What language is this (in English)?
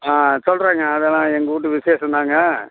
Tamil